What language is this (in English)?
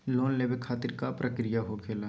Magahi